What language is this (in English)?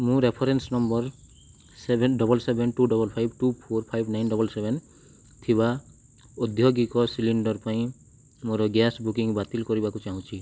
Odia